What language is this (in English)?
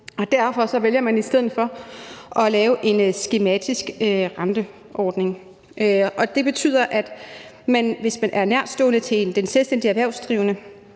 Danish